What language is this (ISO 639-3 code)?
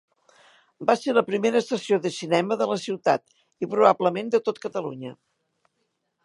cat